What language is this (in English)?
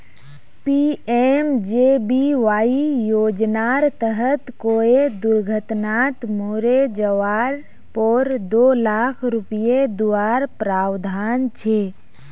Magahi